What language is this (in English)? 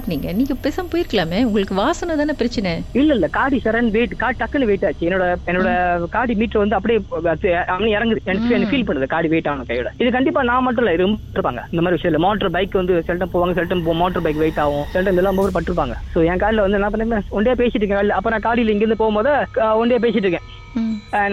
Tamil